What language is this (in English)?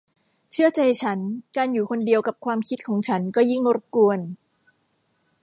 Thai